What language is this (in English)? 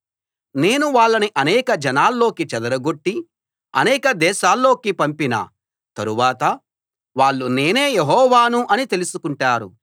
Telugu